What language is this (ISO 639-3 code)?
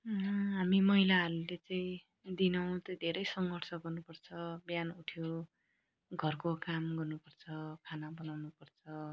nep